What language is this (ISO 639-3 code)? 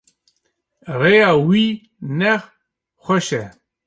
kur